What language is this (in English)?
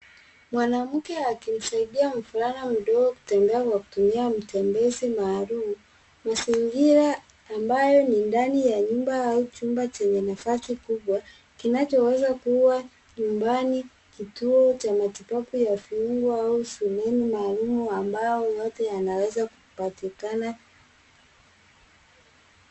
Swahili